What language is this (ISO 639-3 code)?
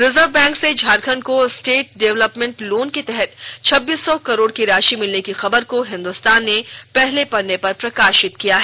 hin